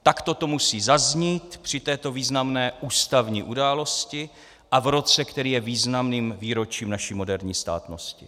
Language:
Czech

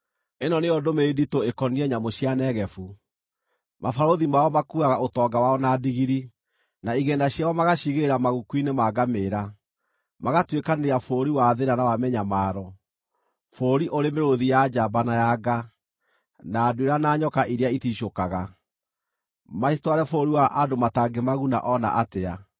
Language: Kikuyu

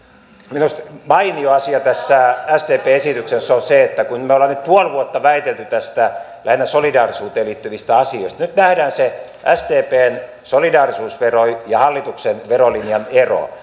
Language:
Finnish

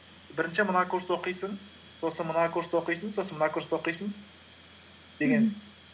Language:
Kazakh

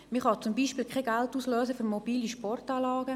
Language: Swiss German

